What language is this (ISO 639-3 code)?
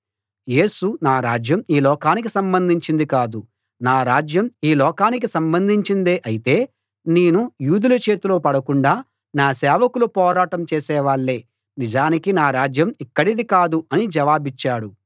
tel